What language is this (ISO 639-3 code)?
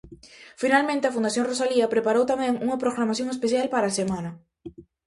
glg